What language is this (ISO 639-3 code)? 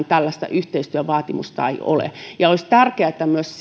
fin